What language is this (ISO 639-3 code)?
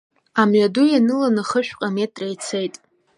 abk